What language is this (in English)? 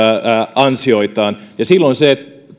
Finnish